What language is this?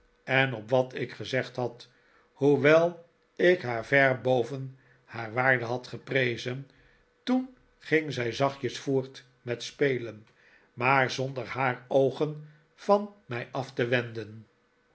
Dutch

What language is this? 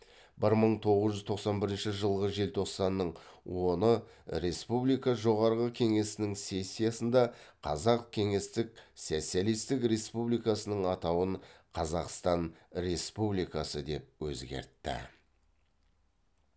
Kazakh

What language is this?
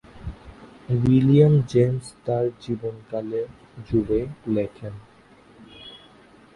Bangla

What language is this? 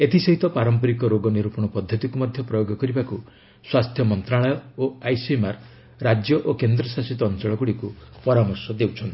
Odia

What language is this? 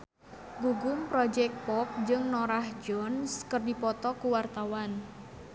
Sundanese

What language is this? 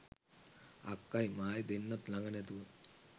Sinhala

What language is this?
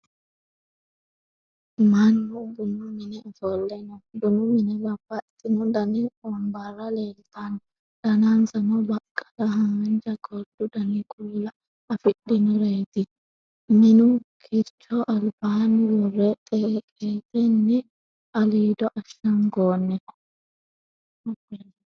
Sidamo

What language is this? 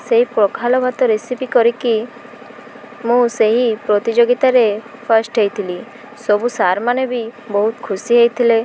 Odia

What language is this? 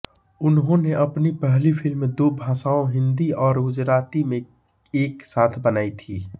Hindi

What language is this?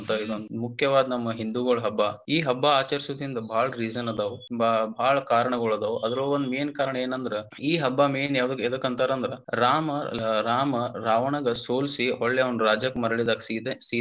Kannada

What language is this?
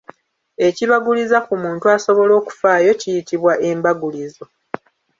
Ganda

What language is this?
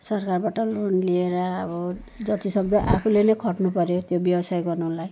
Nepali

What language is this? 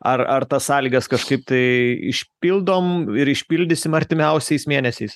Lithuanian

